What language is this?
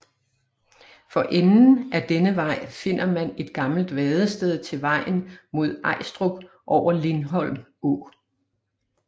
Danish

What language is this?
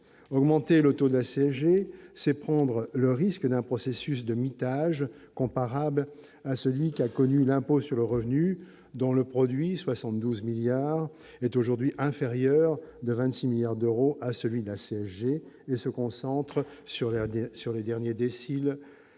French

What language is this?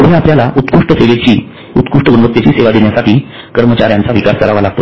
Marathi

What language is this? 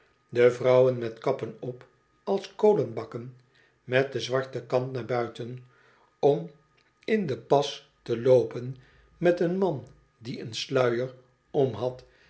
Dutch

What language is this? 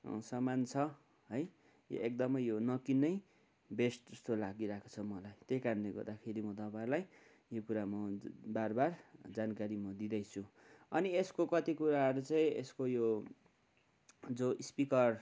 Nepali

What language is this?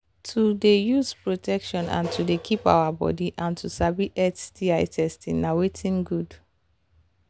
Nigerian Pidgin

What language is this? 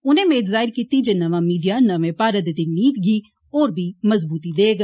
Dogri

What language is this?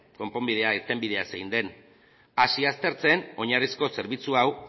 Basque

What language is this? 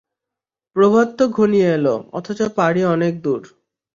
Bangla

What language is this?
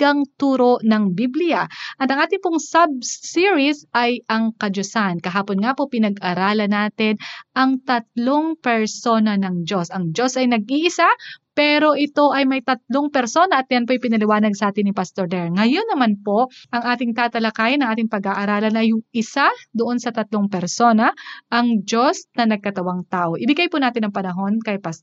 Filipino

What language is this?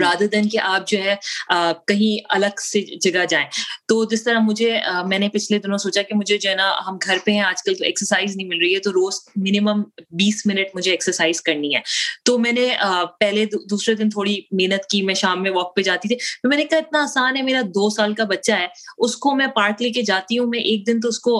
Urdu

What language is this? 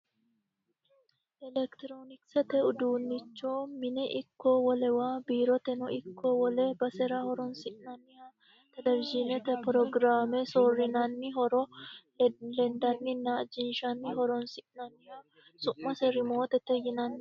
Sidamo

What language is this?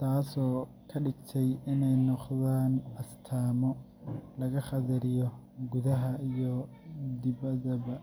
Somali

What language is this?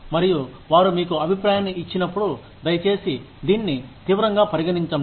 Telugu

